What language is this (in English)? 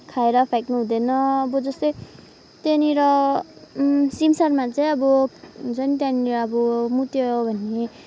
Nepali